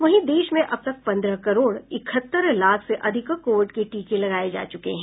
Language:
Hindi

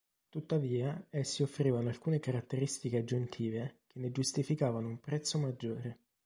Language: Italian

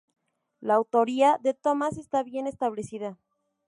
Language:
Spanish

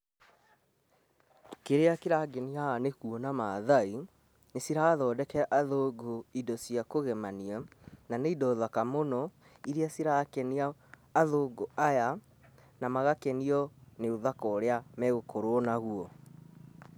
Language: Kikuyu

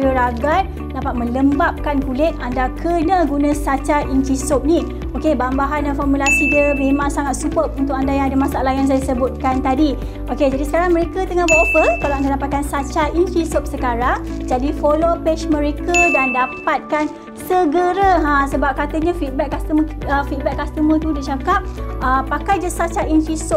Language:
Malay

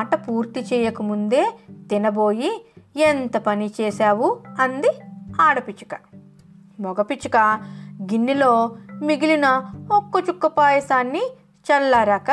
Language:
Telugu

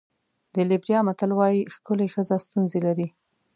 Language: Pashto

